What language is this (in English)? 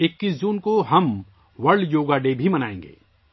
Urdu